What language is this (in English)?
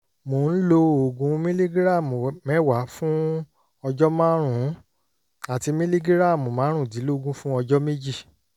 Yoruba